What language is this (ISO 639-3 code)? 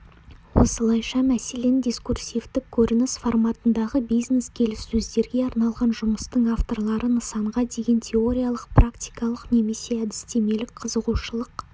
kaz